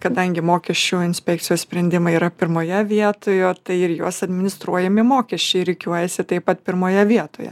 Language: Lithuanian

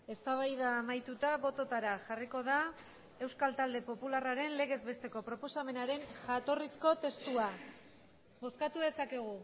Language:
Basque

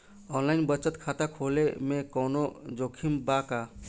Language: Bhojpuri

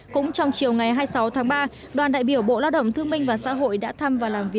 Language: Vietnamese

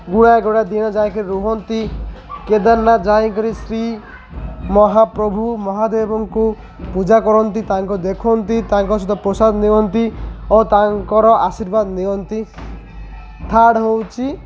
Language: Odia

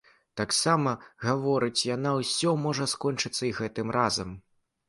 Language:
Belarusian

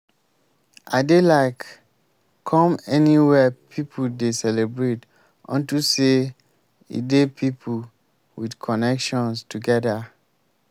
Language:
Nigerian Pidgin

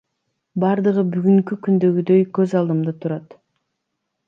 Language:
Kyrgyz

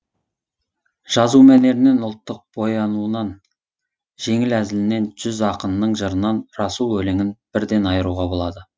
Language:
Kazakh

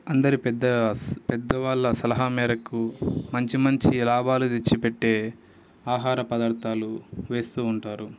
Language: Telugu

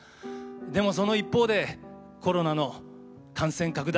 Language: Japanese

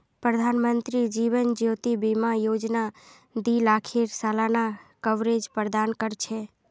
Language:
Magahi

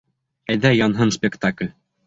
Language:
Bashkir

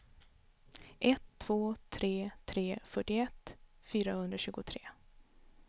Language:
Swedish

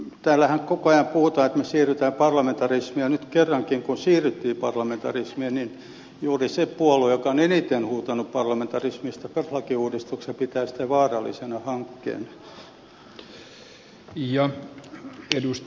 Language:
Finnish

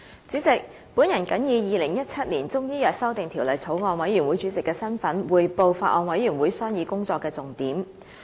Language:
Cantonese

